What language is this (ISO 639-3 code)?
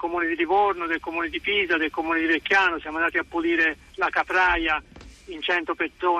ita